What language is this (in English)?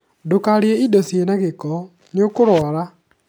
Kikuyu